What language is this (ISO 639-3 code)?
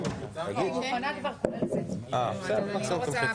heb